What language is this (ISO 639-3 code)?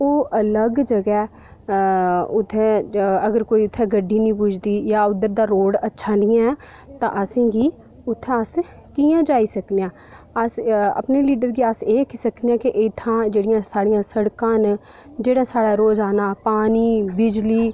doi